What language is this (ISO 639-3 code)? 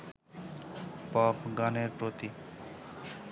ben